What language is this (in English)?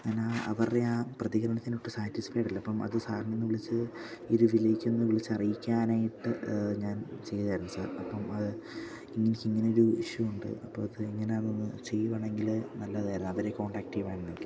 Malayalam